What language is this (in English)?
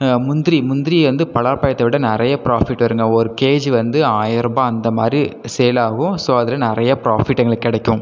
Tamil